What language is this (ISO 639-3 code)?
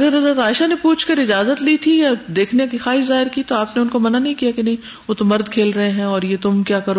urd